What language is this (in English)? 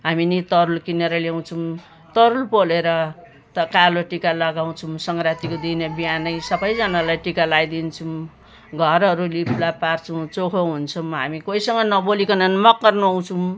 Nepali